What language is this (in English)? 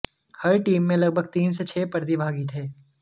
Hindi